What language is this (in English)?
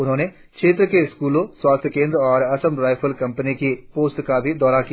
Hindi